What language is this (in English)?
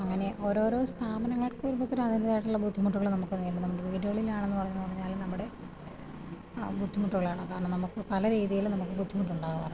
Malayalam